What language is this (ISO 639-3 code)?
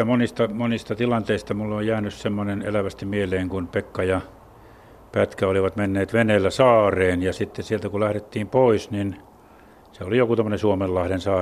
fin